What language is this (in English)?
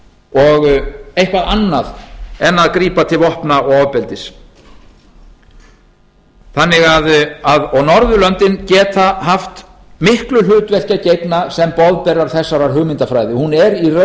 Icelandic